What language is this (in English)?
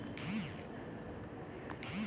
Kannada